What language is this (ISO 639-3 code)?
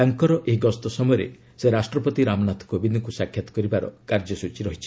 ori